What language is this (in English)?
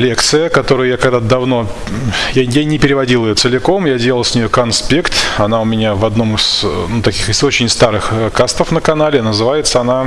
Russian